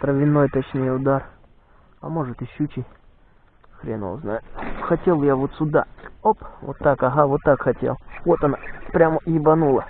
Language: Russian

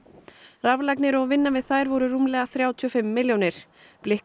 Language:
Icelandic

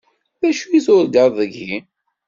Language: Kabyle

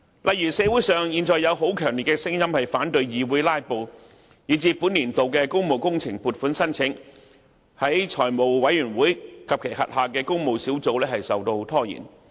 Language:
Cantonese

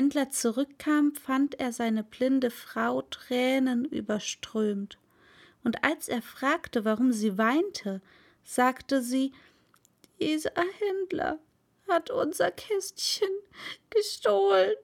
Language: German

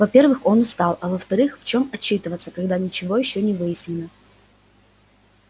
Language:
Russian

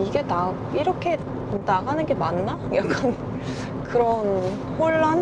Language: Korean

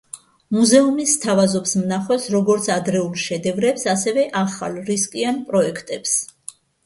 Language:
Georgian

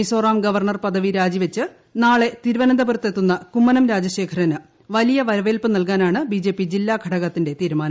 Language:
Malayalam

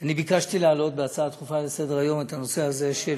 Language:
Hebrew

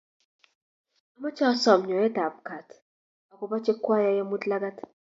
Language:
Kalenjin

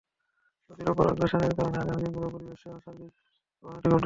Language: Bangla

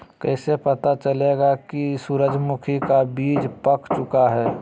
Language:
Magahi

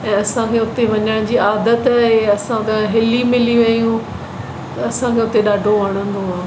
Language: Sindhi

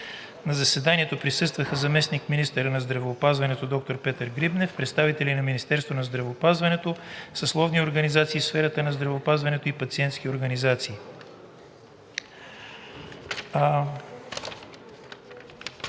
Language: Bulgarian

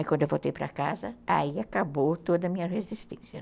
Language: Portuguese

